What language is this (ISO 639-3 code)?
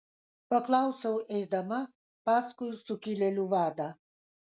lit